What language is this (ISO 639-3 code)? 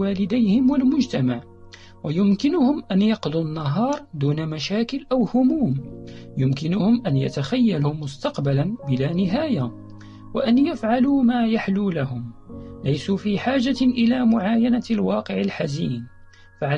ara